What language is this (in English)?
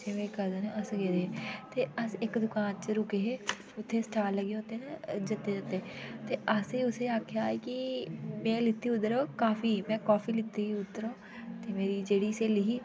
Dogri